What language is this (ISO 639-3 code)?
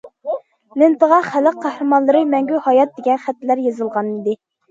uig